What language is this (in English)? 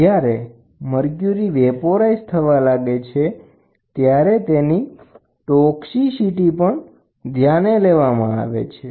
Gujarati